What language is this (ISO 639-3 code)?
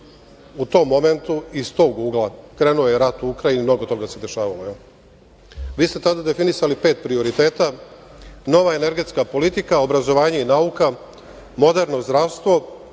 srp